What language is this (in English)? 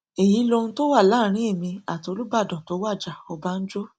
Yoruba